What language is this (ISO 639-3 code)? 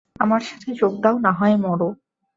ben